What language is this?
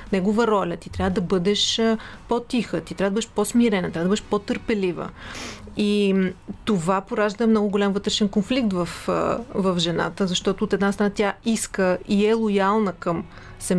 Bulgarian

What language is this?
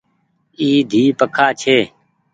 Goaria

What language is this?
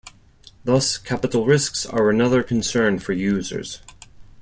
English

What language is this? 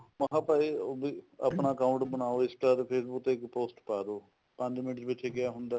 Punjabi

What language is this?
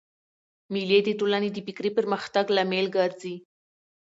Pashto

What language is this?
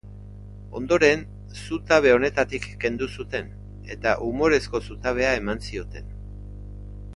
Basque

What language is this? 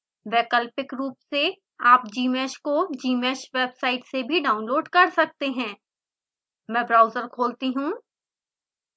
Hindi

